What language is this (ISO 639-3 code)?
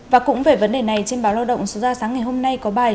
vie